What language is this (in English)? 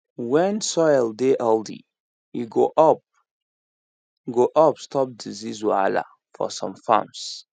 Nigerian Pidgin